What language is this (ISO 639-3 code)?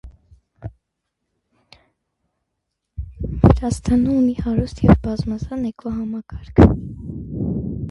hye